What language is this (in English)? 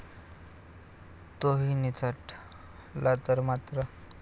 Marathi